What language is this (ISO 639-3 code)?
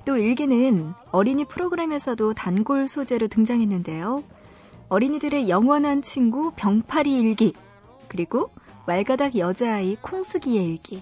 kor